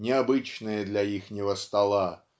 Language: Russian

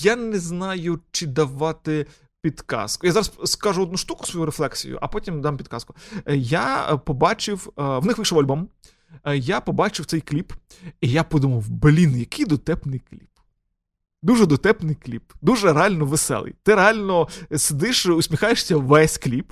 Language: Ukrainian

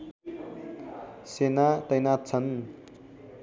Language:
Nepali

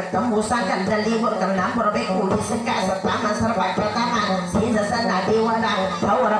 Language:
Thai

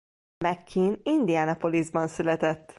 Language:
Hungarian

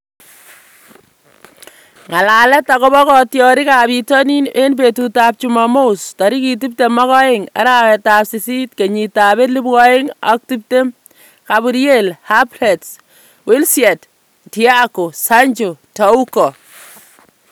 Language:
Kalenjin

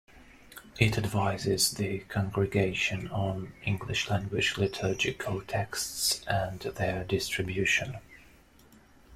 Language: English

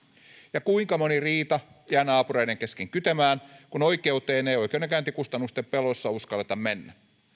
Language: Finnish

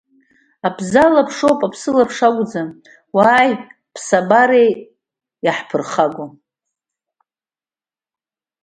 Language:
Abkhazian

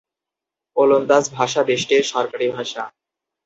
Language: Bangla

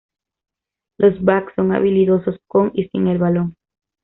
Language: Spanish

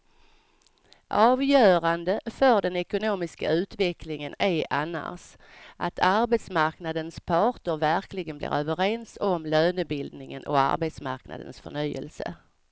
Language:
Swedish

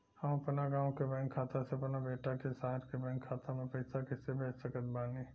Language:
Bhojpuri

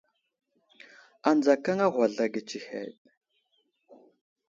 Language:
Wuzlam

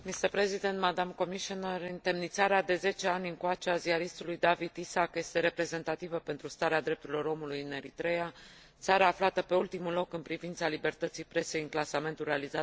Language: Romanian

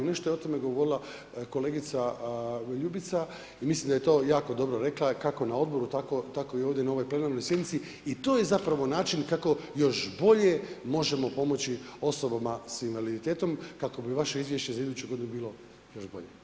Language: Croatian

